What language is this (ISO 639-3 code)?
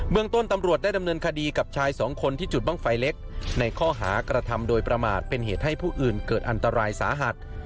tha